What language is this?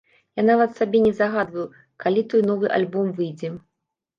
Belarusian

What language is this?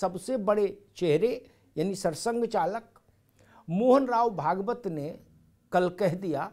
Hindi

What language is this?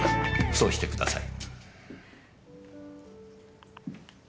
Japanese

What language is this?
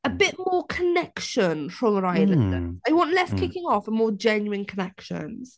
Welsh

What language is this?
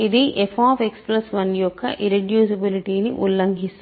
Telugu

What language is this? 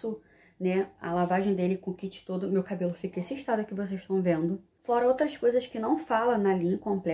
Portuguese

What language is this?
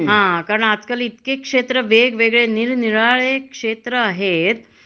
Marathi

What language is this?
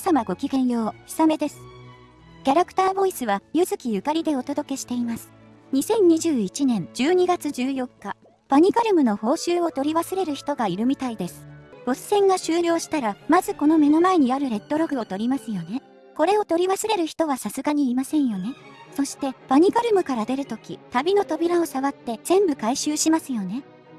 Japanese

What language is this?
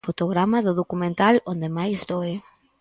Galician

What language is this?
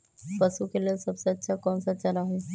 Magahi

